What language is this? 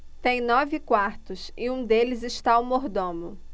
Portuguese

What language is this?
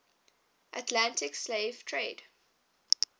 English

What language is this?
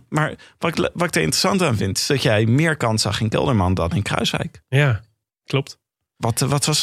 Dutch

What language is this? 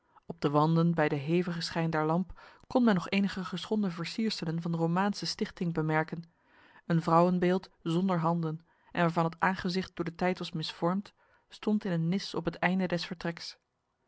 Dutch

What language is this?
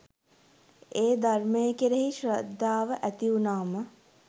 Sinhala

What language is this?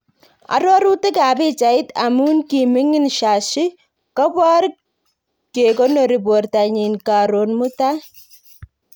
Kalenjin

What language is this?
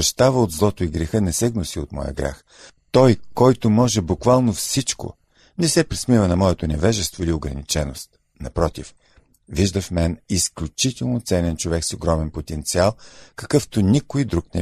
Bulgarian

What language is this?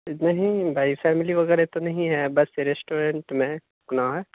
Urdu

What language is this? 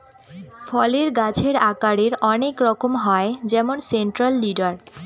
Bangla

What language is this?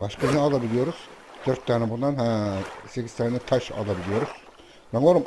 Turkish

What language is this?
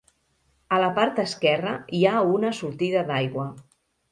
Catalan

